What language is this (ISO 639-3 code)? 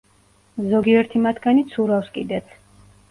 kat